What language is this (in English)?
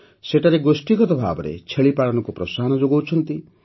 Odia